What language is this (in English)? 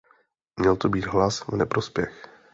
Czech